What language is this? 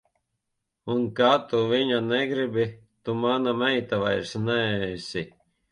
Latvian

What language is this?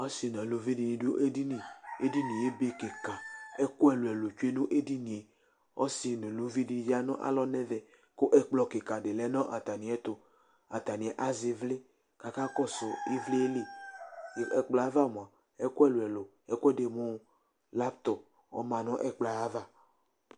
Ikposo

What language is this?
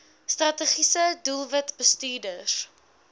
Afrikaans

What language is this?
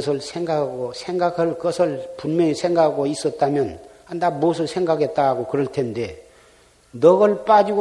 Korean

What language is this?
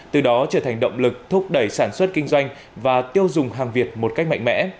Vietnamese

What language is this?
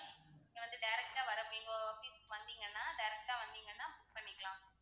Tamil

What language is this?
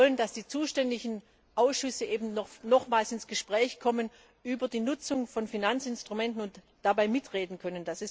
German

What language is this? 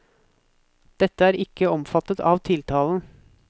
Norwegian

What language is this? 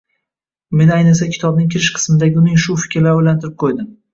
Uzbek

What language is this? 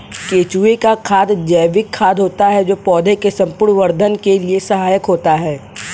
Hindi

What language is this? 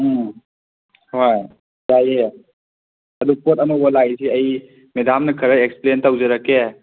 Manipuri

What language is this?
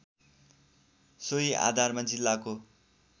Nepali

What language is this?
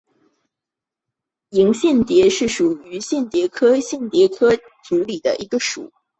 Chinese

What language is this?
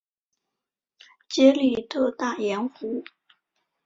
Chinese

